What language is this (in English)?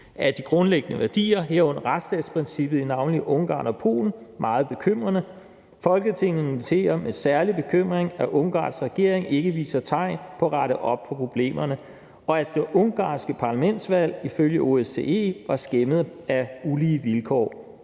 Danish